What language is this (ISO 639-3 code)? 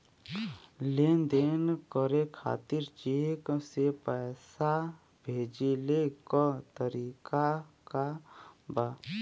bho